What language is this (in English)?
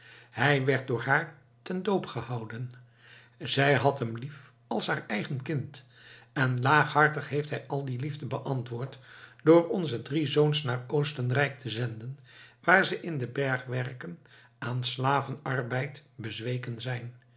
Dutch